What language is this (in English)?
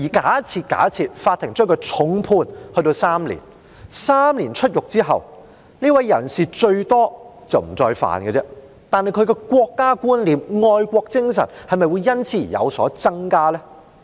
Cantonese